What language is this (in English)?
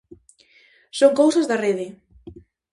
Galician